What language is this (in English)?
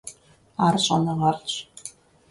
Kabardian